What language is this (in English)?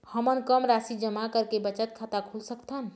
Chhattisgarhi